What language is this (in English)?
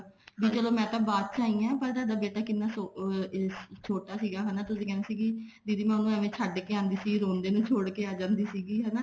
Punjabi